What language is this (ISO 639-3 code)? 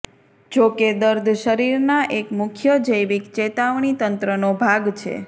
guj